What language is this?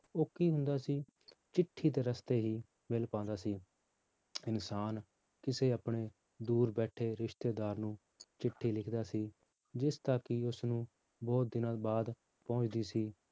Punjabi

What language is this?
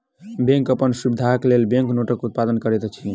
Maithili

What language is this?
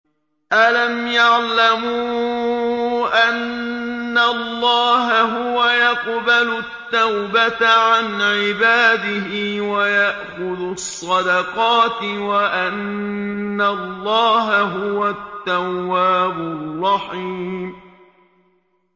Arabic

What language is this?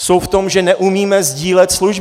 Czech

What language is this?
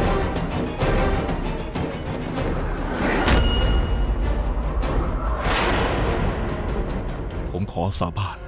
Thai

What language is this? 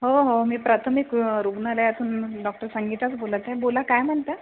Marathi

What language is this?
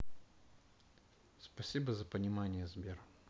Russian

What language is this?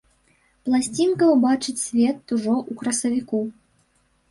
Belarusian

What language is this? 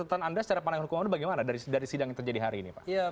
Indonesian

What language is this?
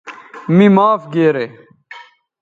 Bateri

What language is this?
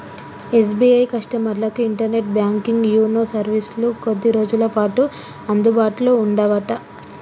Telugu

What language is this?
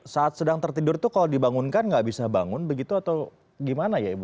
Indonesian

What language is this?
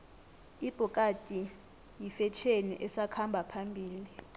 South Ndebele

